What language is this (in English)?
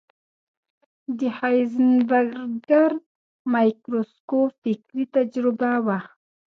Pashto